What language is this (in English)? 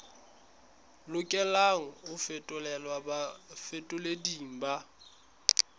Southern Sotho